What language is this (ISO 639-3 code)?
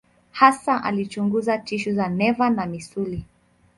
swa